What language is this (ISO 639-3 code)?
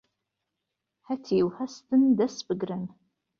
ckb